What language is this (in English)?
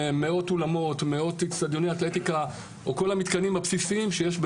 Hebrew